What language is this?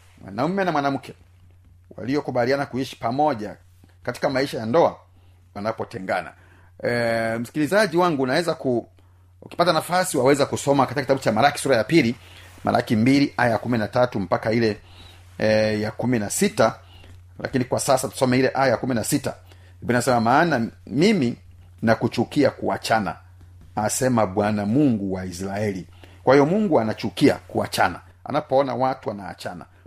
Swahili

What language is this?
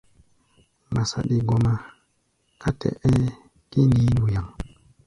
Gbaya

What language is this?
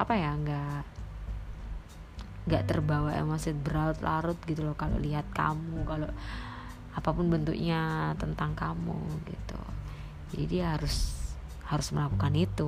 Indonesian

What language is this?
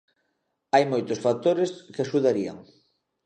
Galician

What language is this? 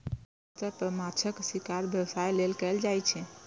Maithili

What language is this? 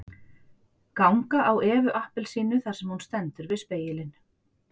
Icelandic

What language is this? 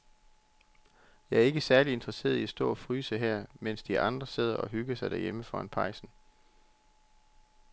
Danish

